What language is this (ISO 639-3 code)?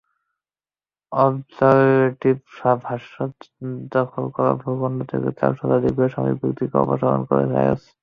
ben